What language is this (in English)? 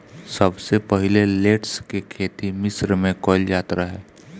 Bhojpuri